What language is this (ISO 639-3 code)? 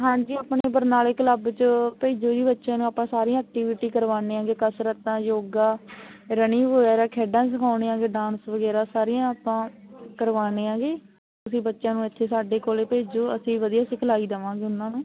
pan